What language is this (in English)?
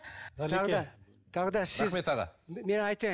Kazakh